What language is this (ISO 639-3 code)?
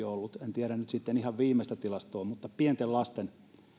fin